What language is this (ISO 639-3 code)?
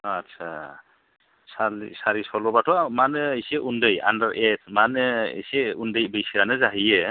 brx